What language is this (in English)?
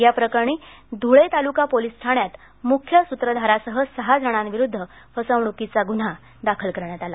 Marathi